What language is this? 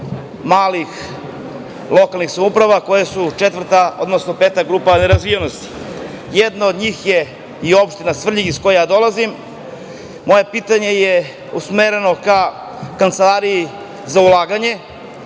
Serbian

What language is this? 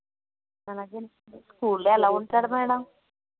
Telugu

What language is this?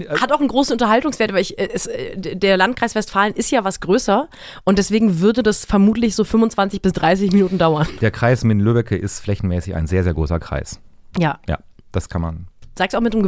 German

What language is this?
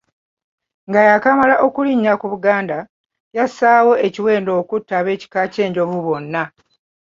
Ganda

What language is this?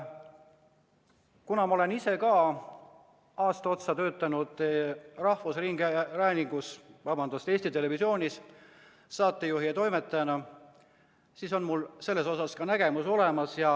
Estonian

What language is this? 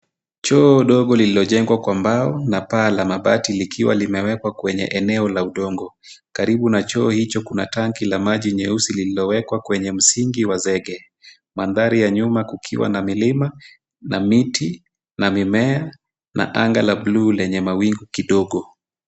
Swahili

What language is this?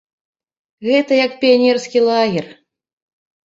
Belarusian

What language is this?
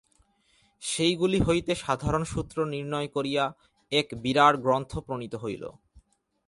Bangla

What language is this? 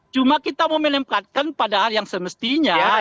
Indonesian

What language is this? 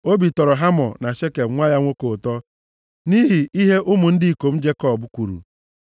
Igbo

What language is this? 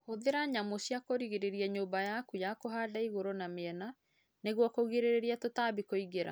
Kikuyu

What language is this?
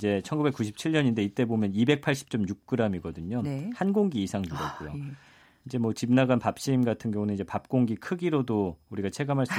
Korean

